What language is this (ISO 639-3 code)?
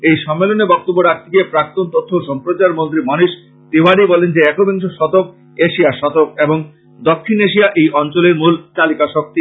ben